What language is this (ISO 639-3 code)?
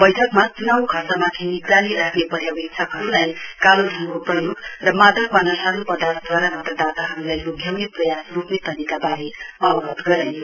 nep